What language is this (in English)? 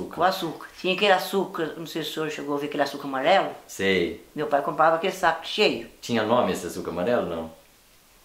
Portuguese